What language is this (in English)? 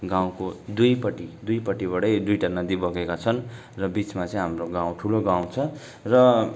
Nepali